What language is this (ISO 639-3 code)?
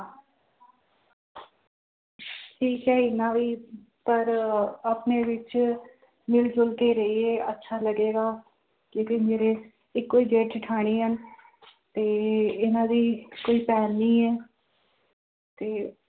pan